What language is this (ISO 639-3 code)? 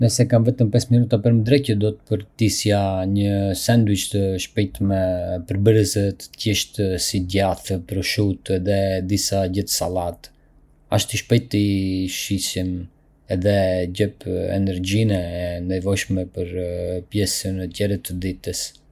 aae